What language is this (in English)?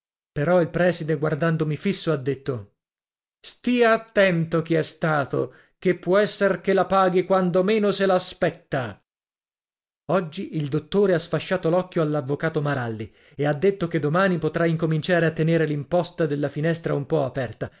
Italian